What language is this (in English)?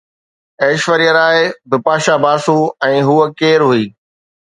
Sindhi